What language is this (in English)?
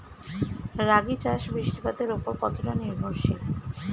Bangla